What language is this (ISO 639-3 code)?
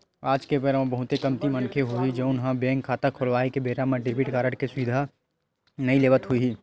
hne